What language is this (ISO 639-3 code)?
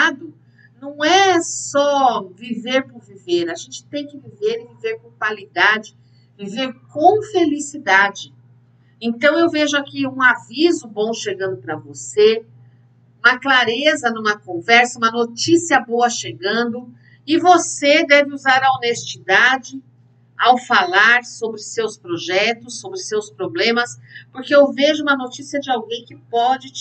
por